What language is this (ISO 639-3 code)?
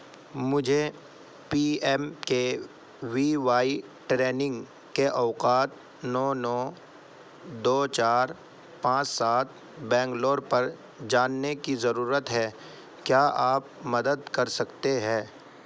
urd